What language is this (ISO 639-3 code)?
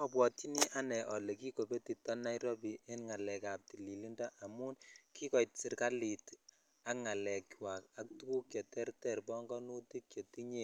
kln